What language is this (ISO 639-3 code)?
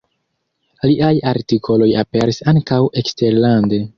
epo